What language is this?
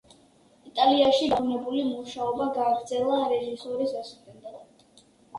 Georgian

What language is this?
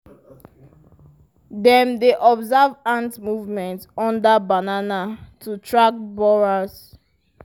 Nigerian Pidgin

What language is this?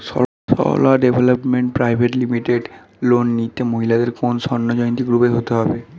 Bangla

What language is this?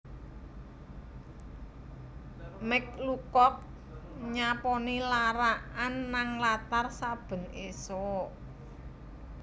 Javanese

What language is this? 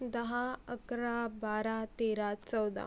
Marathi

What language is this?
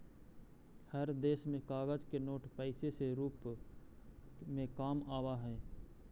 Magahi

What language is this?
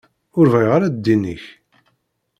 Kabyle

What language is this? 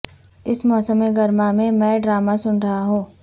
Urdu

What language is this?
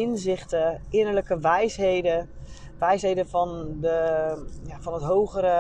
Dutch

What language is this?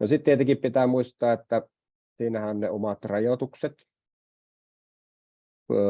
Finnish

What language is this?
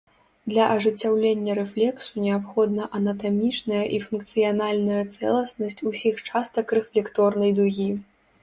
Belarusian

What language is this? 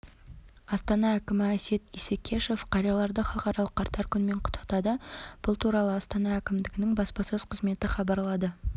Kazakh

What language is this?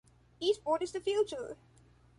English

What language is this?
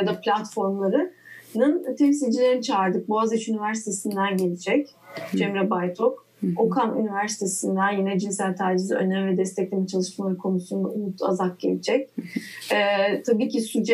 Turkish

